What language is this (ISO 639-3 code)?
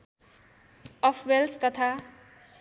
nep